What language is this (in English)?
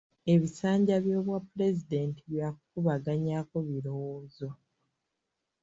Ganda